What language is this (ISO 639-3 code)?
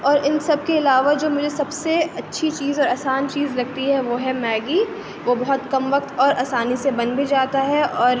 urd